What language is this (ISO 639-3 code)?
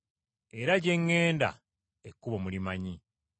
lug